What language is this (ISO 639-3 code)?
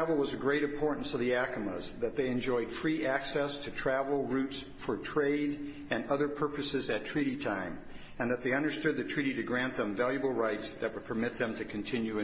eng